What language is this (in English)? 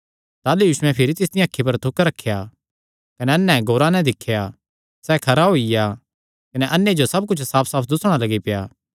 Kangri